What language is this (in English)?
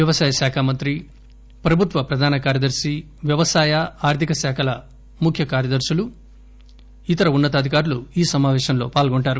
Telugu